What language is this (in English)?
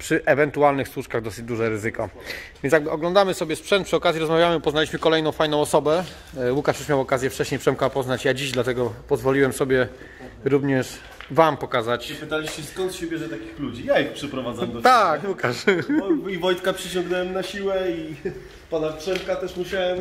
Polish